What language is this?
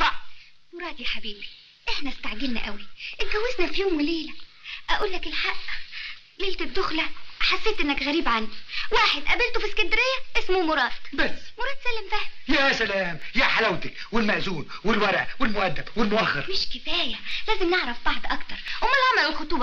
Arabic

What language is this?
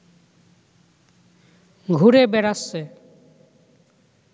Bangla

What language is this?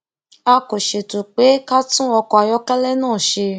Yoruba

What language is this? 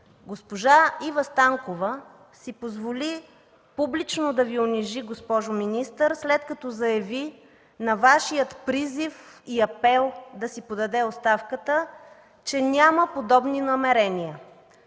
Bulgarian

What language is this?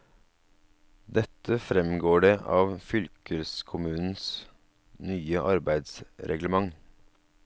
Norwegian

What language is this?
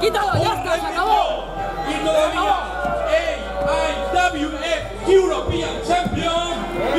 Spanish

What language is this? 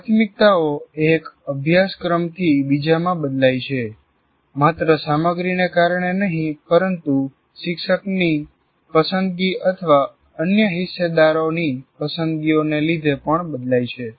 Gujarati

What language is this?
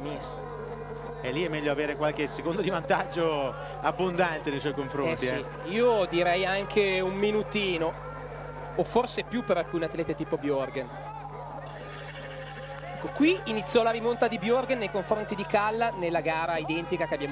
Italian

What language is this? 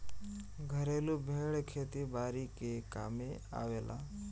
Bhojpuri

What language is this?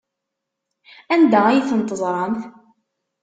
Kabyle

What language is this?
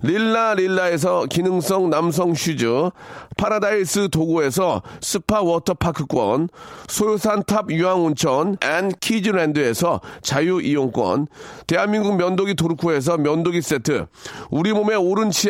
Korean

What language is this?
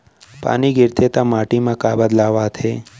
Chhattisgarhi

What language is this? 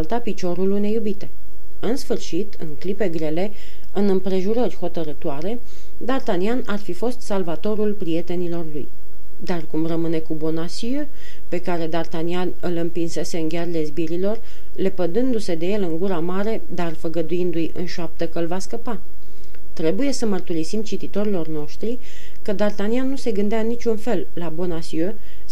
Romanian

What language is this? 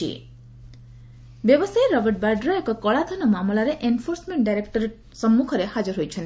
Odia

